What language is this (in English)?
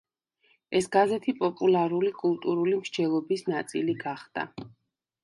Georgian